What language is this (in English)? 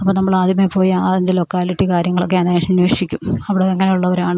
Malayalam